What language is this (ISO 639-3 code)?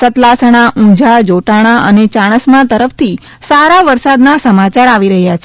guj